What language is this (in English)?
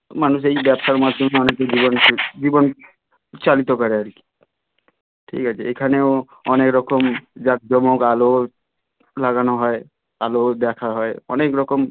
Bangla